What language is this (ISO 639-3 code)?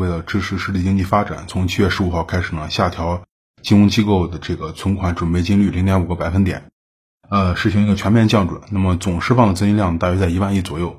zho